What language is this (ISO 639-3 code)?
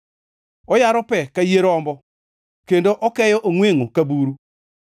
luo